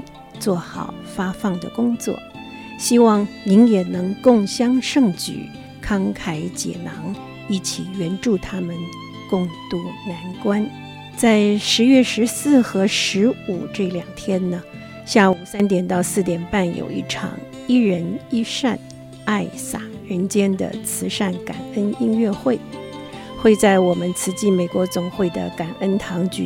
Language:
Chinese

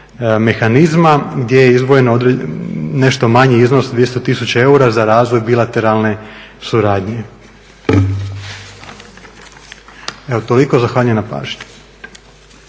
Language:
Croatian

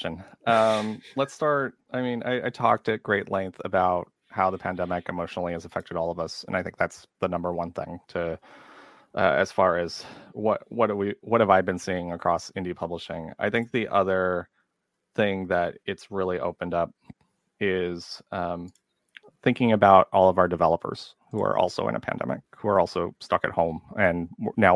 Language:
English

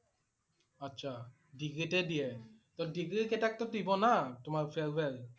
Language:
Assamese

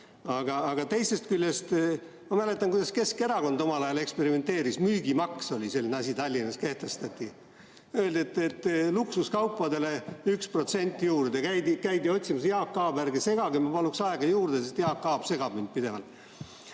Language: Estonian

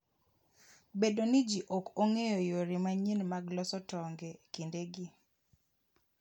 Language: Luo (Kenya and Tanzania)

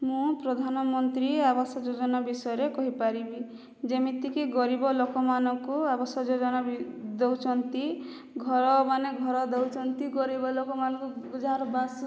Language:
Odia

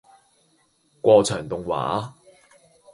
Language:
Cantonese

